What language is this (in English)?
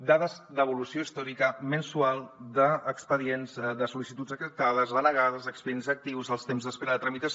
Catalan